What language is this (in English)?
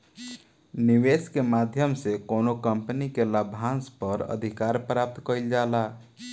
Bhojpuri